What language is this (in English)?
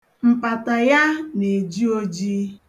Igbo